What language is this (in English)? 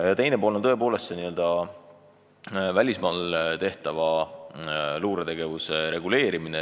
Estonian